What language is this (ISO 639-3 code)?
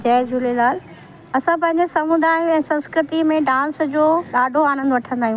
snd